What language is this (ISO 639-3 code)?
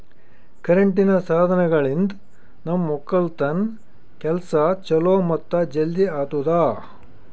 kan